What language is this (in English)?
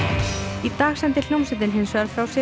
Icelandic